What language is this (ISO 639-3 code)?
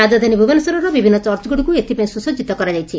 ori